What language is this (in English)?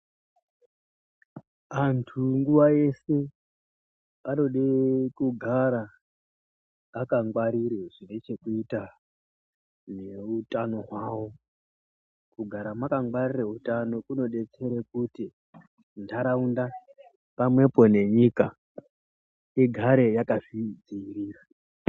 Ndau